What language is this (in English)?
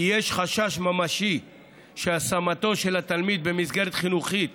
Hebrew